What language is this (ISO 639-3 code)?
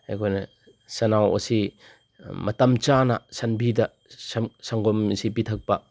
mni